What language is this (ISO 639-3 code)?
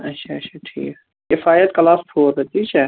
kas